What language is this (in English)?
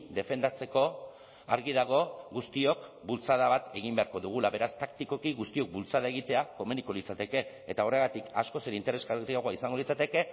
Basque